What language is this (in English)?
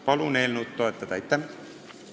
Estonian